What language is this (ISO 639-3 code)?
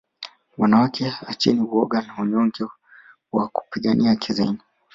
swa